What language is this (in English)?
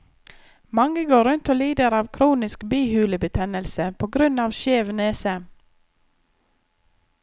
Norwegian